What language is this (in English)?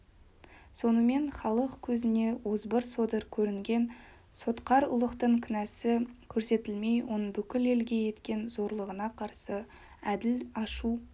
Kazakh